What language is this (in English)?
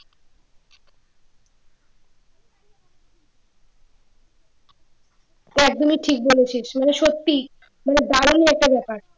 Bangla